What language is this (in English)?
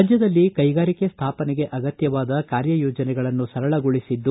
Kannada